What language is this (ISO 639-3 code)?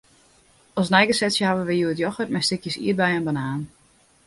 fry